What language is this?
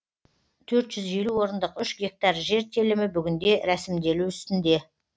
Kazakh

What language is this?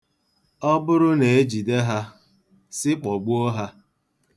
Igbo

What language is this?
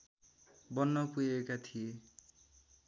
Nepali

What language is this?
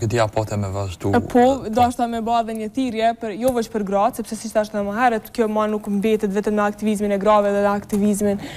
Romanian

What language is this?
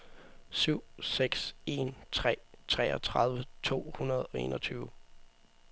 Danish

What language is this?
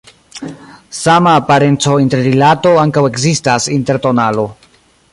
Esperanto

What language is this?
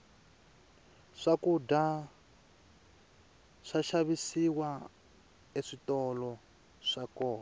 Tsonga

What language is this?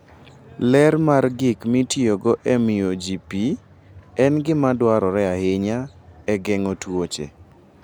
Luo (Kenya and Tanzania)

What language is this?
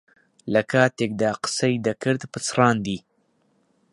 Central Kurdish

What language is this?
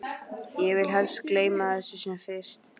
Icelandic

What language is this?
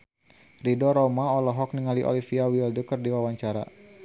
Sundanese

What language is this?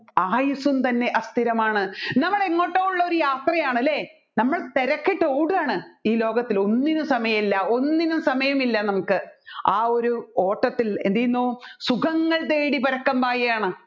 Malayalam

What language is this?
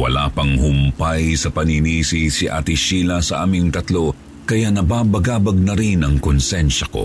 Filipino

